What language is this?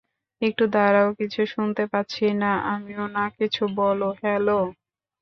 Bangla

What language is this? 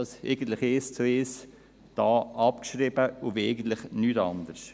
Swiss German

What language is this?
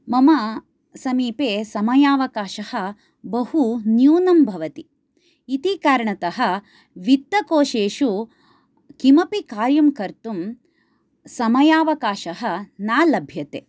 Sanskrit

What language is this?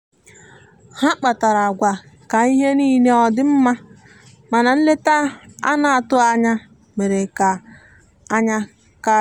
Igbo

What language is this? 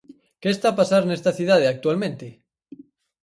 Galician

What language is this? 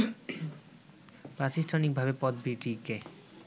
Bangla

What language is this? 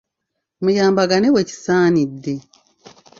Ganda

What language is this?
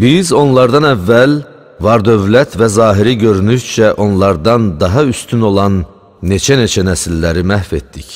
Turkish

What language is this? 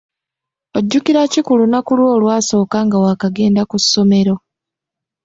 Ganda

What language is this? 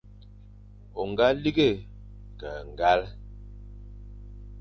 Fang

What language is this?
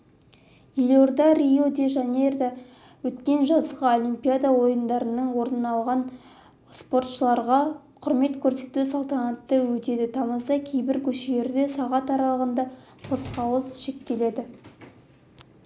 Kazakh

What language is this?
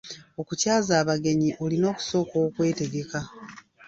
Ganda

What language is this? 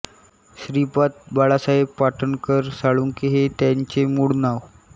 Marathi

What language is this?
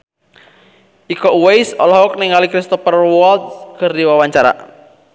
Sundanese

